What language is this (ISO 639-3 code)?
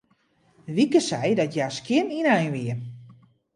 fry